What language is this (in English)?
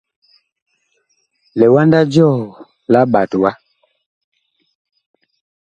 Bakoko